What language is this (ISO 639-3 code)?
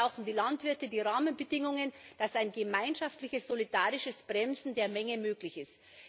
deu